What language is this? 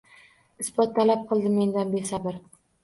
Uzbek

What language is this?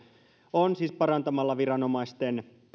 Finnish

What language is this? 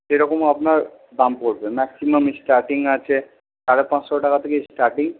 Bangla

